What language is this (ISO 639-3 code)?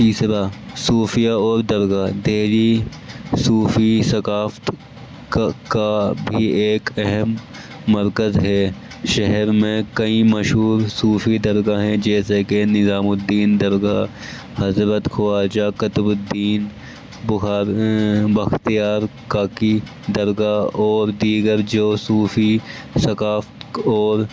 urd